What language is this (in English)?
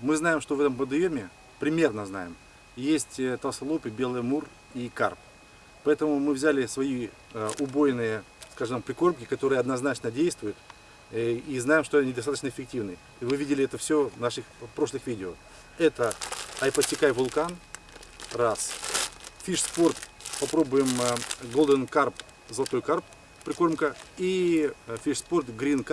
Russian